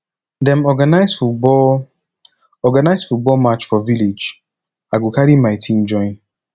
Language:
Nigerian Pidgin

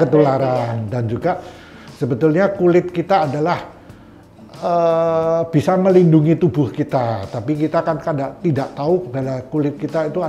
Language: Indonesian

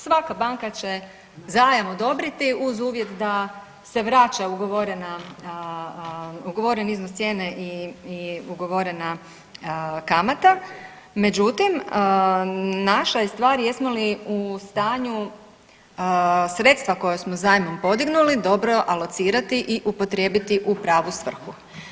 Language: Croatian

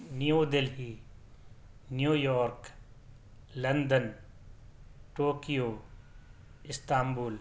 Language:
Urdu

